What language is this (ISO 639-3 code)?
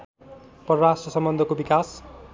nep